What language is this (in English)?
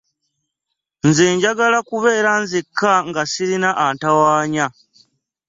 Ganda